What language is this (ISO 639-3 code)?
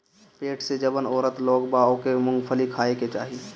bho